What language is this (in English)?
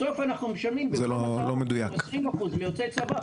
Hebrew